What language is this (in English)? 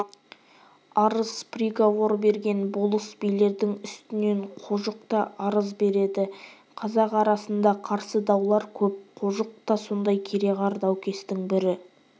Kazakh